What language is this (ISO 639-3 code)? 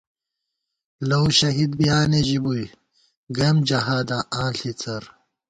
gwt